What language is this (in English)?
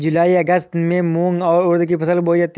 Hindi